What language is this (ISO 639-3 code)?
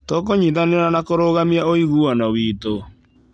kik